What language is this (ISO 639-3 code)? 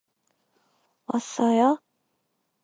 kor